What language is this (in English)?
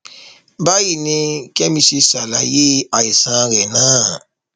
Yoruba